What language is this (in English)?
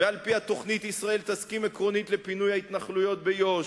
Hebrew